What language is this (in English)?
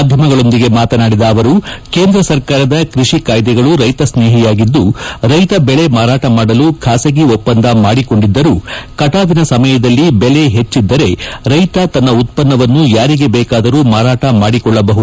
Kannada